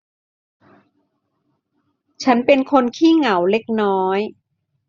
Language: Thai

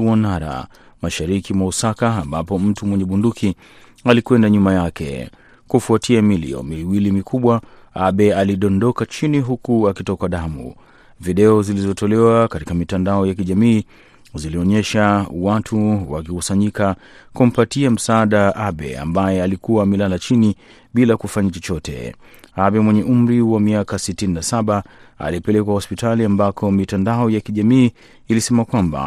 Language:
Swahili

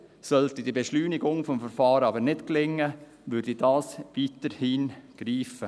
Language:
Swiss German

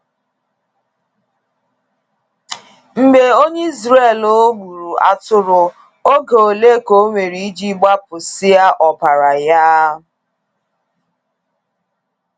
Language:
Igbo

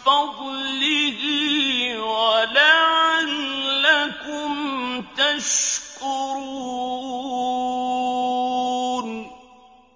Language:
Arabic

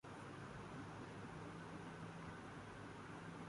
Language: Urdu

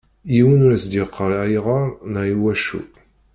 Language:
Kabyle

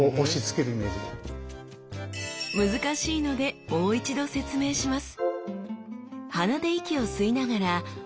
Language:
Japanese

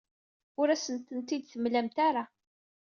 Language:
Kabyle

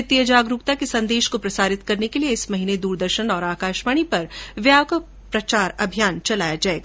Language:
Hindi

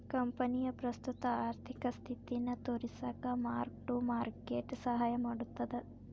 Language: Kannada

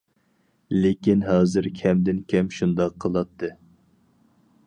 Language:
Uyghur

